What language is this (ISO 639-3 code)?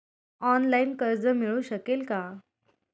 mar